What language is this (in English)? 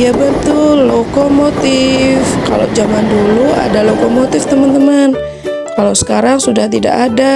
Indonesian